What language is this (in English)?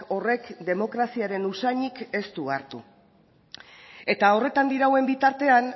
Basque